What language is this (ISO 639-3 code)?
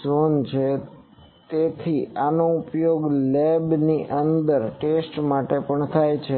guj